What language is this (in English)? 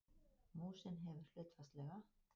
Icelandic